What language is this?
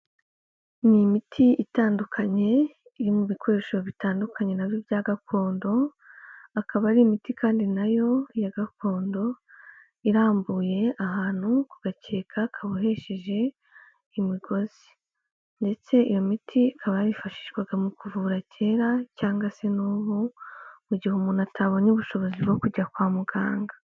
Kinyarwanda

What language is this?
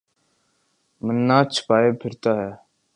Urdu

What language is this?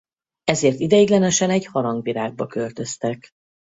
Hungarian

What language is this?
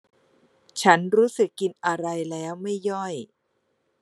Thai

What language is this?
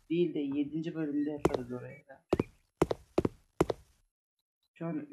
Turkish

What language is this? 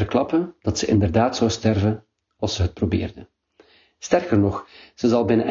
Dutch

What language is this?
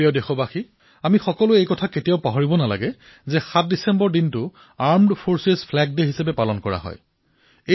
Assamese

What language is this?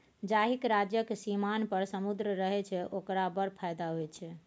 Maithili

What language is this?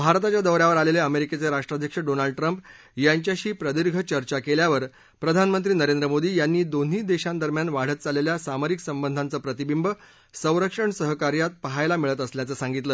Marathi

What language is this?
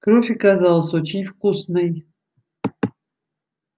Russian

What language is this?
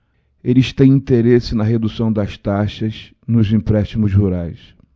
Portuguese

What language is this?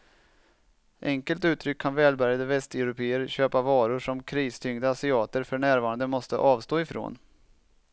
Swedish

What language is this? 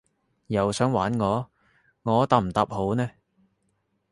Cantonese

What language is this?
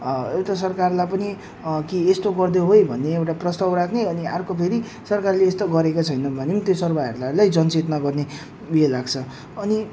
Nepali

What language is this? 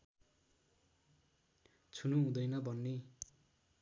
Nepali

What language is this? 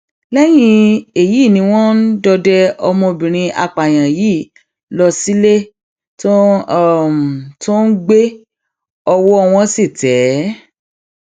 Yoruba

